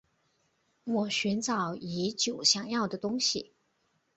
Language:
Chinese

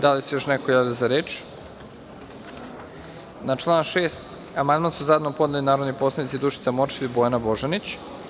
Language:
Serbian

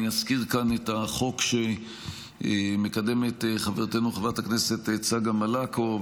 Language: Hebrew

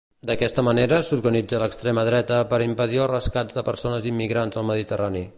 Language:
Catalan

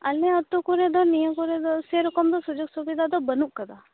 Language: Santali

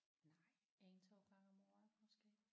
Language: Danish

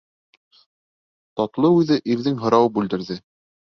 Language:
Bashkir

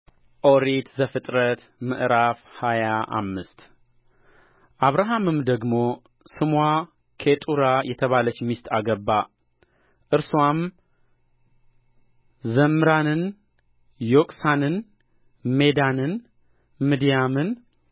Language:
Amharic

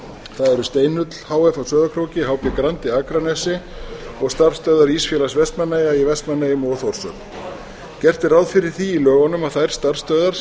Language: Icelandic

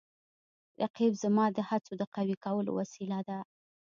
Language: Pashto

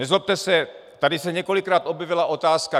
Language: Czech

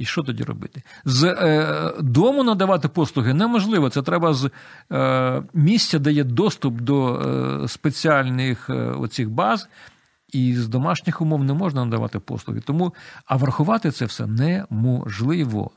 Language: Ukrainian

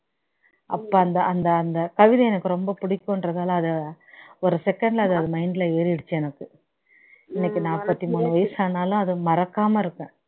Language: Tamil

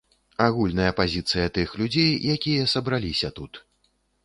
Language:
Belarusian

